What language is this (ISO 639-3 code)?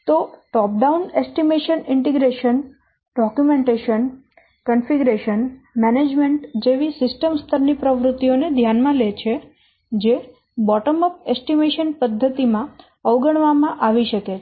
guj